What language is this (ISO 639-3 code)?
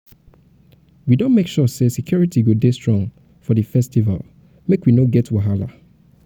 pcm